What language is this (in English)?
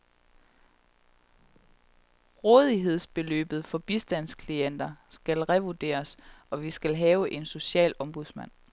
Danish